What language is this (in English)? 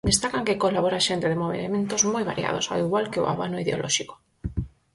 Galician